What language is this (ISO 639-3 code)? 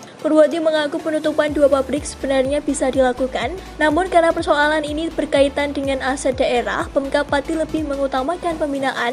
ind